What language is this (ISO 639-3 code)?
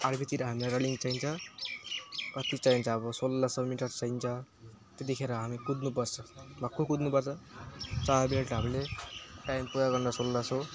nep